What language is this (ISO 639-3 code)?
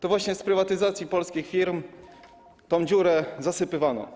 pol